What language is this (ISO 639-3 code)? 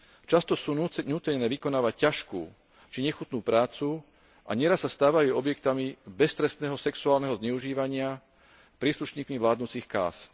slk